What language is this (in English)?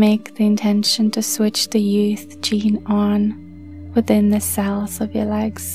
English